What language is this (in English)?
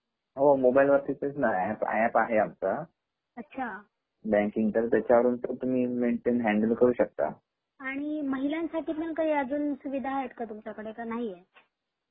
Marathi